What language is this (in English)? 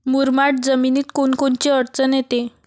Marathi